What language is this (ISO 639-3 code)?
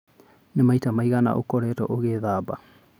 kik